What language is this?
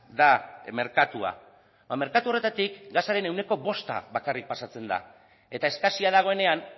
Basque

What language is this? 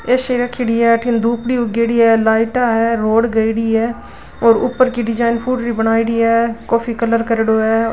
Marwari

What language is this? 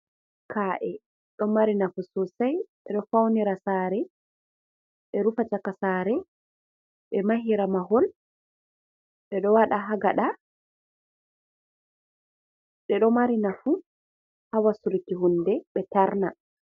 Fula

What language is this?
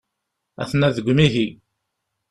Kabyle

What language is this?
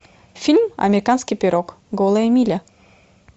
Russian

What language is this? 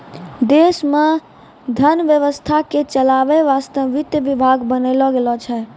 Maithili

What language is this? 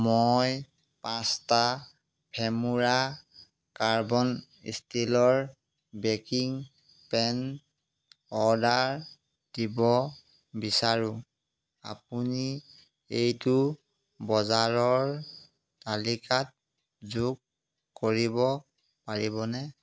Assamese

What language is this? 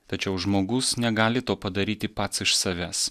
Lithuanian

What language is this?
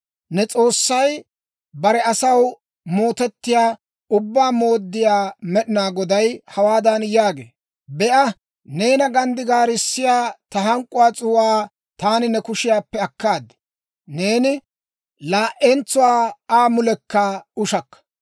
Dawro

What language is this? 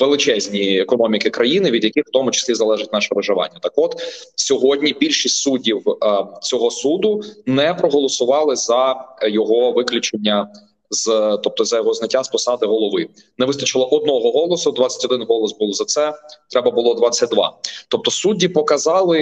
Ukrainian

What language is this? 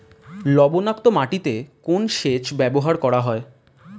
Bangla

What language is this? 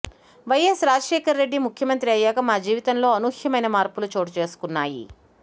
Telugu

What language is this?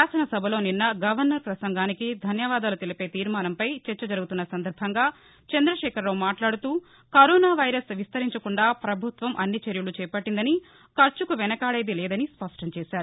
Telugu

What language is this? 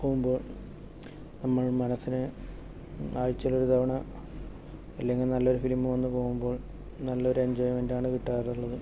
Malayalam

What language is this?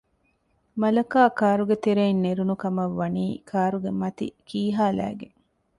Divehi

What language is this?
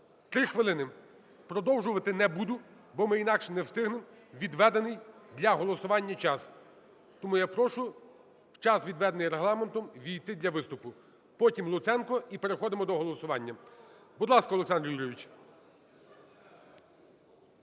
Ukrainian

